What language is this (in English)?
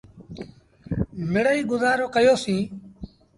Sindhi Bhil